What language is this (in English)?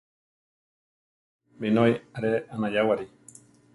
Central Tarahumara